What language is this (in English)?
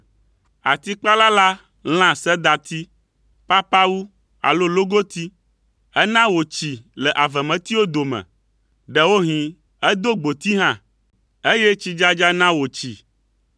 Ewe